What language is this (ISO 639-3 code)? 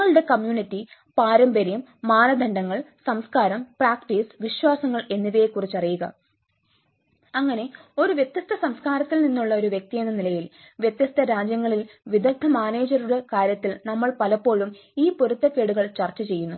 mal